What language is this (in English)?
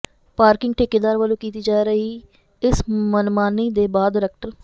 Punjabi